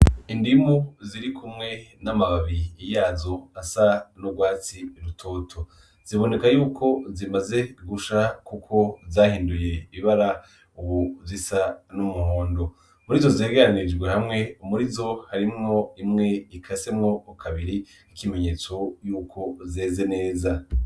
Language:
Rundi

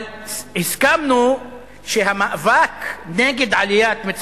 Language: Hebrew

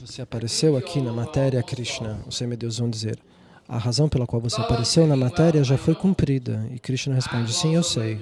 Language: Portuguese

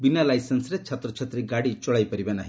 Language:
Odia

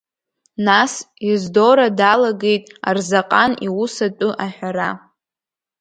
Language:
Abkhazian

